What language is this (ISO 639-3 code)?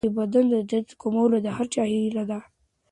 pus